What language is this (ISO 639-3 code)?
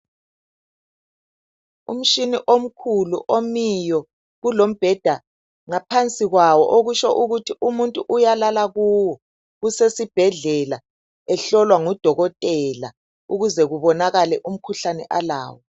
nde